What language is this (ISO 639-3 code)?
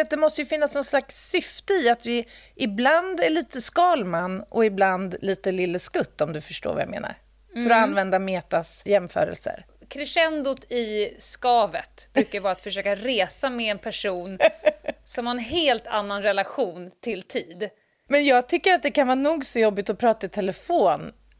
swe